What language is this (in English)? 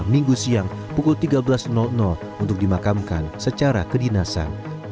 Indonesian